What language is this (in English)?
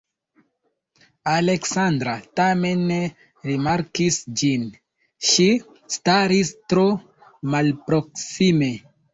Esperanto